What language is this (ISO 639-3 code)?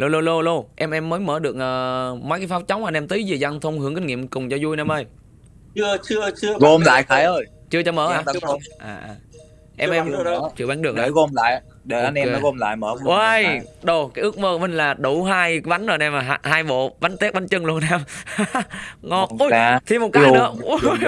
vie